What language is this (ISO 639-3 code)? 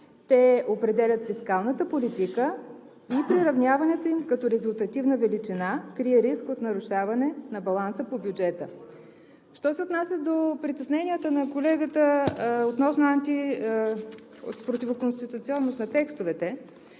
bul